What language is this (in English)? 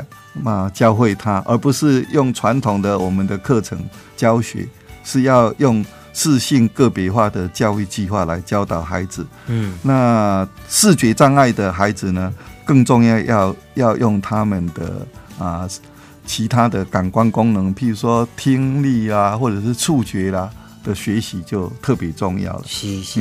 Chinese